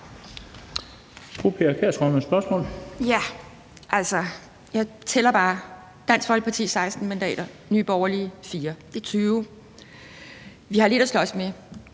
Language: Danish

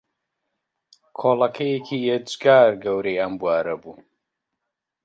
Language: Central Kurdish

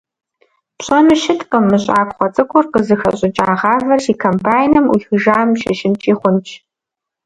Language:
Kabardian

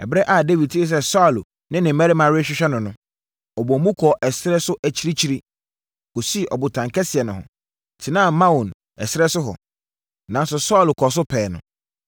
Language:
Akan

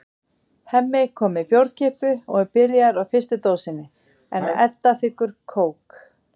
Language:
Icelandic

